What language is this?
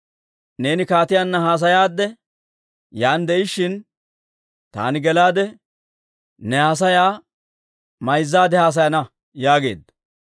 Dawro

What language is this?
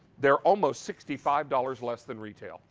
English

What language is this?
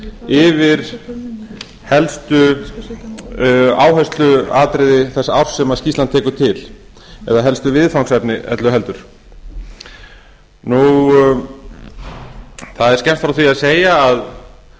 Icelandic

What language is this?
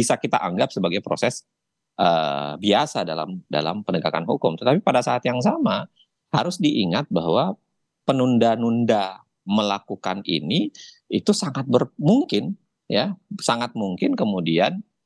Indonesian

